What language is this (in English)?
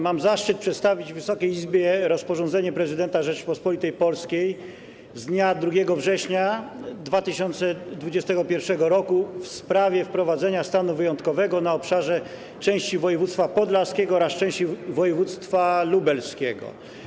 Polish